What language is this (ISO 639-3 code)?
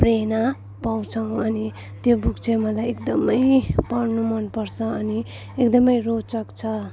nep